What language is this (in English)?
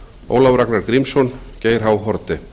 Icelandic